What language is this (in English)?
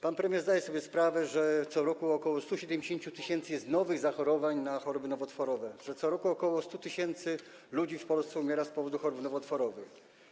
Polish